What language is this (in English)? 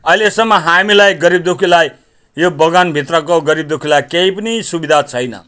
Nepali